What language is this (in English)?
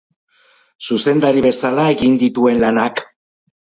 Basque